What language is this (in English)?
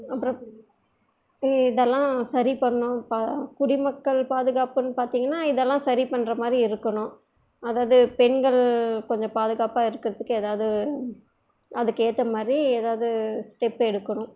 Tamil